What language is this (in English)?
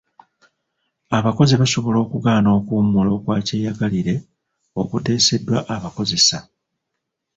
Ganda